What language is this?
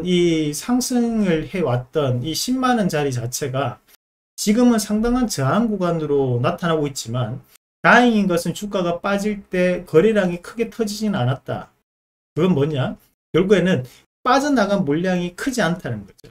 Korean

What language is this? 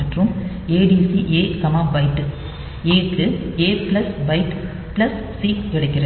Tamil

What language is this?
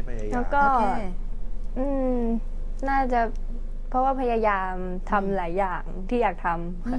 Thai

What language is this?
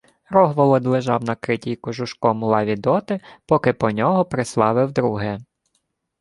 Ukrainian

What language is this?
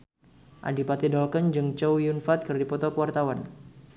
Sundanese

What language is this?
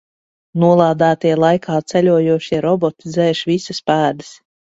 Latvian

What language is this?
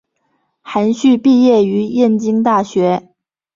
Chinese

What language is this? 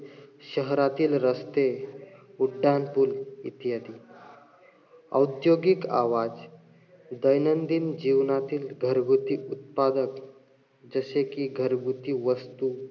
Marathi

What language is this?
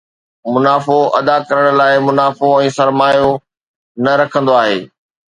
Sindhi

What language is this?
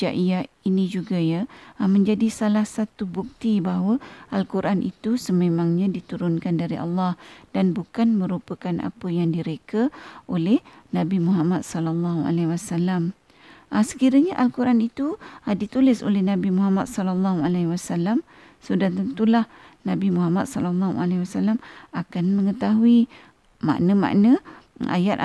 Malay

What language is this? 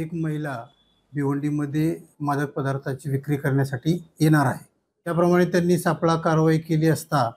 Marathi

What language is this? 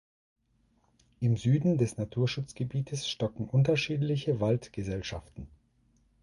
German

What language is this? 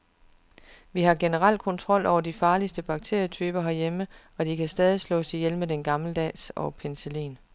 Danish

